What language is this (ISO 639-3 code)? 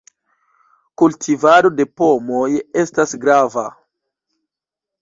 epo